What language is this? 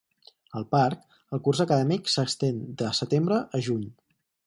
Catalan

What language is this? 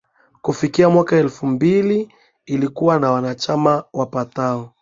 Swahili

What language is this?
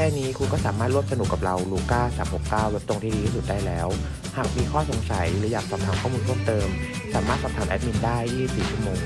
Thai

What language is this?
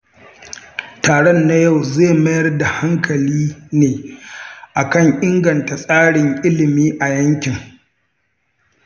Hausa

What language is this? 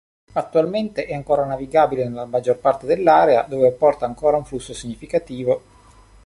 Italian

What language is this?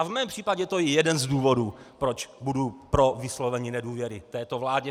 Czech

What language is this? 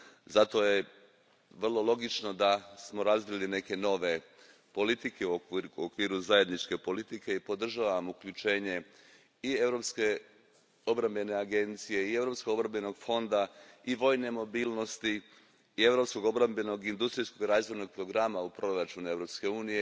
Croatian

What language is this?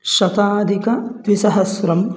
Sanskrit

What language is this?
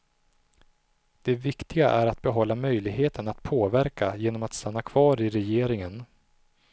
Swedish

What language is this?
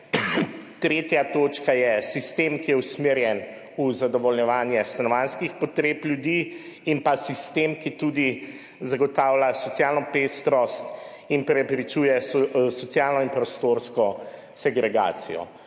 Slovenian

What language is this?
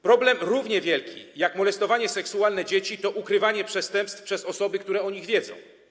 Polish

